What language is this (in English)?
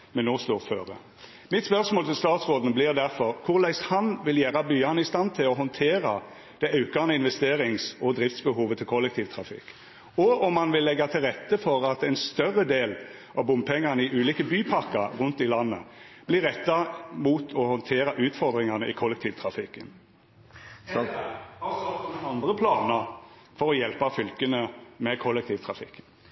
Norwegian Nynorsk